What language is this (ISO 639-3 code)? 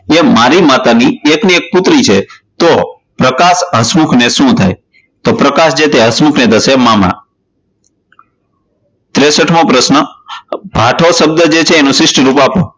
guj